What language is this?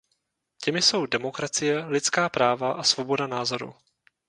Czech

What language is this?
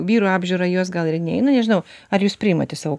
Lithuanian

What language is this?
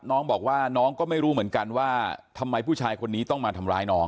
Thai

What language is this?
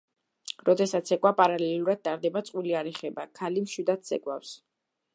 Georgian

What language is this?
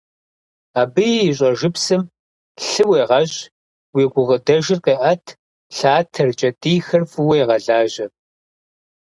Kabardian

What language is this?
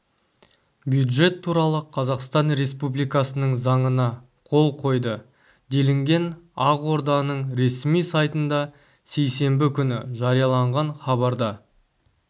Kazakh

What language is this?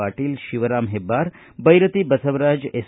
Kannada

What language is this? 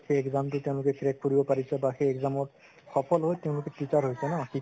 Assamese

